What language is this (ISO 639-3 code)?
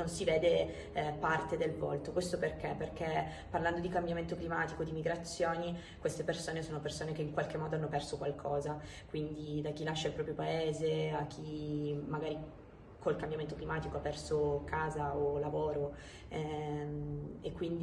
ita